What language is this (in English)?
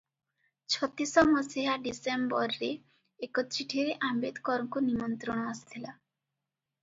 Odia